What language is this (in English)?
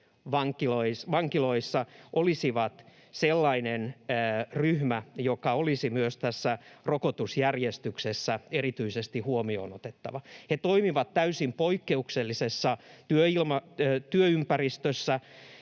Finnish